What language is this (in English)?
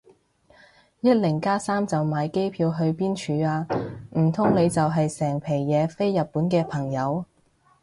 Cantonese